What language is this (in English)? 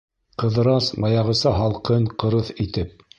Bashkir